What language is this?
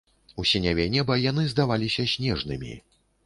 Belarusian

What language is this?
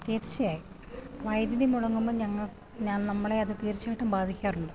Malayalam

